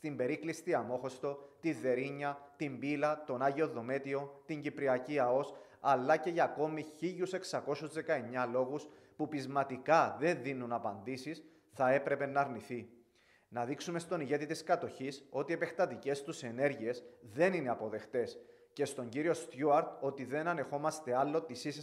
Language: Greek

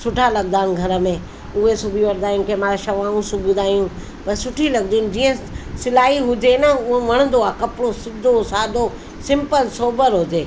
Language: Sindhi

